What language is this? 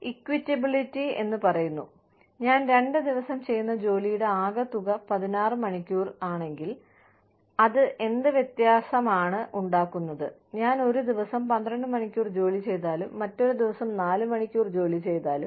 Malayalam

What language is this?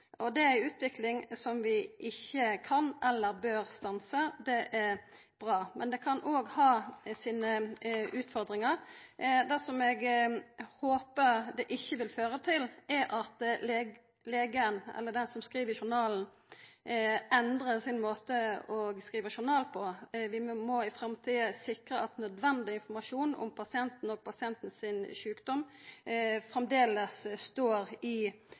Norwegian Nynorsk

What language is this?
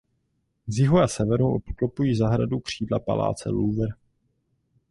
Czech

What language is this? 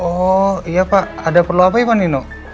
Indonesian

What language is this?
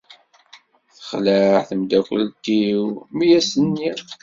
Kabyle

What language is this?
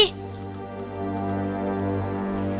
Indonesian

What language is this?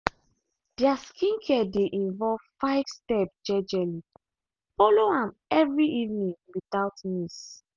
Nigerian Pidgin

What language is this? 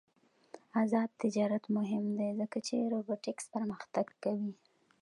Pashto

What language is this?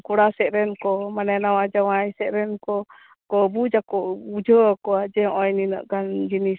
Santali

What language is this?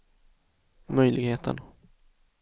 Swedish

